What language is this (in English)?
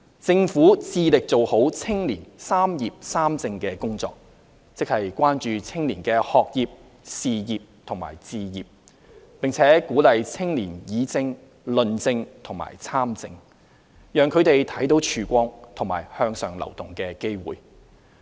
Cantonese